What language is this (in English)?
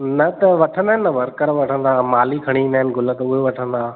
Sindhi